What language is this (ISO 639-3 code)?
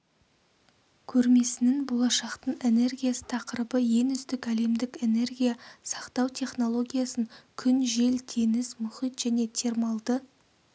kaz